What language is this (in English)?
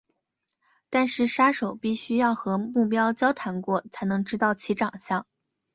Chinese